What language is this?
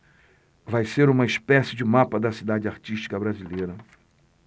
Portuguese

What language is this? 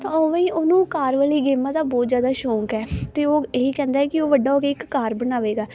Punjabi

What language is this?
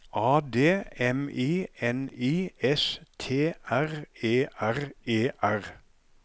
Norwegian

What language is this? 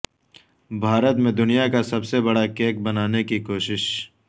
Urdu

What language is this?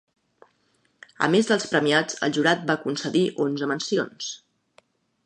Catalan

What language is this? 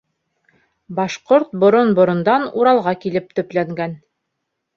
Bashkir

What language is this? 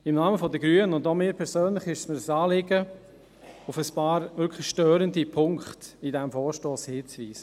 Swiss German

